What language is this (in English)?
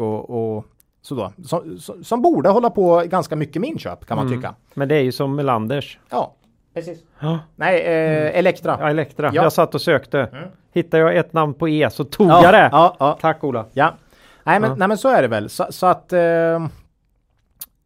Swedish